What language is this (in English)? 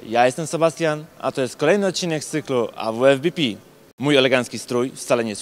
Polish